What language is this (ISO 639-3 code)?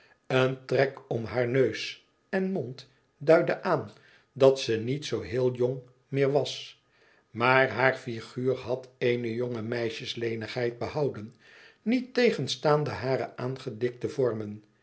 nld